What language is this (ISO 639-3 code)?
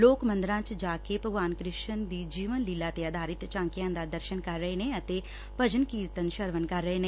pan